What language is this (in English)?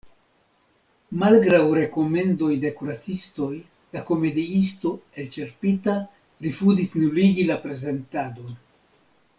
Esperanto